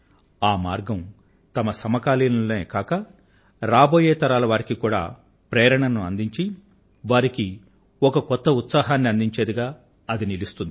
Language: Telugu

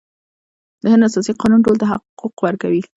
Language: Pashto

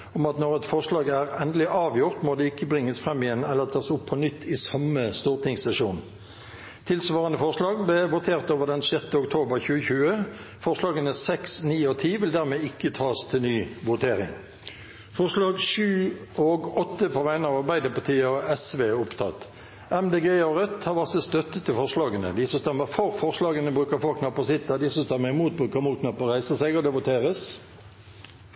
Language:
Norwegian Bokmål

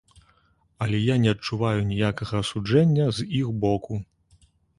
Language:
Belarusian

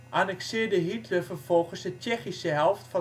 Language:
Dutch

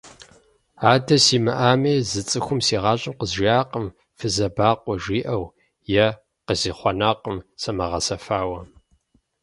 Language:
Kabardian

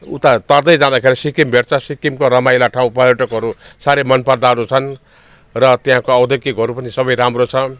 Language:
Nepali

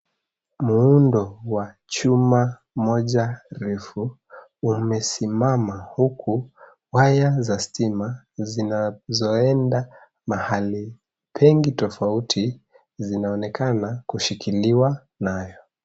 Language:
Swahili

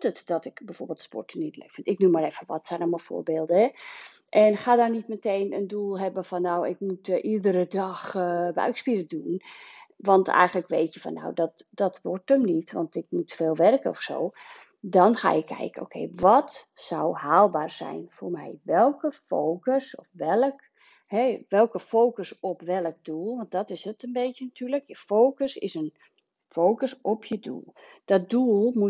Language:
Dutch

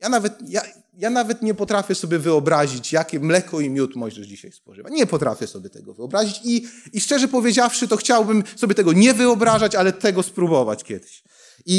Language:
Polish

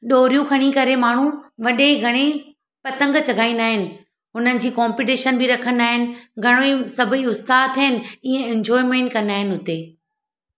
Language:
Sindhi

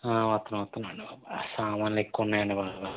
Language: Telugu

